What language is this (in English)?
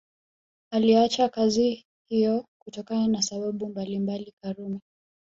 Swahili